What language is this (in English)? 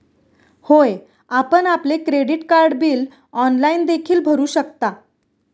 Marathi